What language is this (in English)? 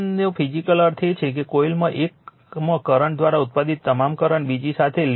Gujarati